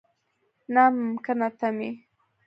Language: Pashto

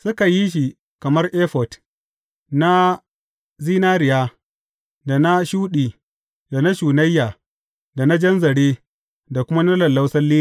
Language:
Hausa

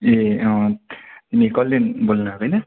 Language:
Nepali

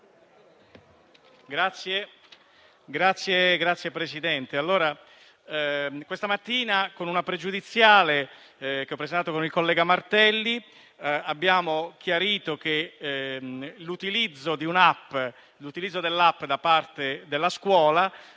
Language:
Italian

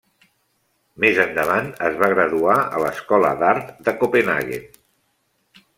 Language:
Catalan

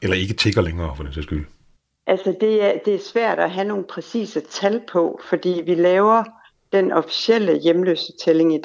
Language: Danish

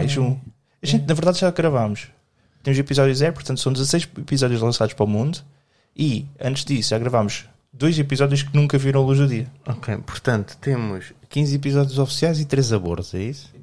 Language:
Portuguese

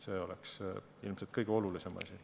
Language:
Estonian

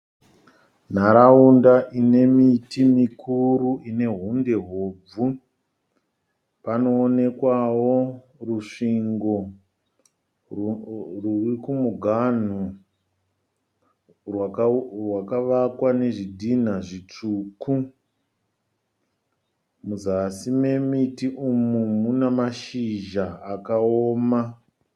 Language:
Shona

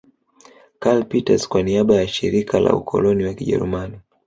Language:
Swahili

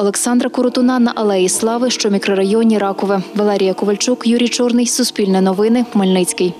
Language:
Ukrainian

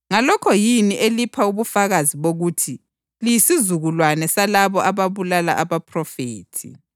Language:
North Ndebele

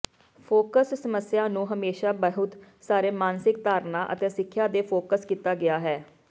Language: Punjabi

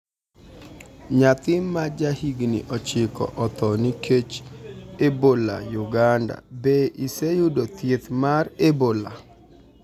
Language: Luo (Kenya and Tanzania)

